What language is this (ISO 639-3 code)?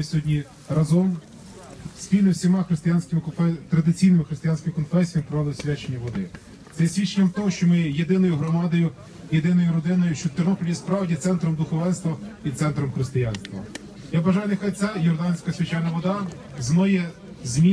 rus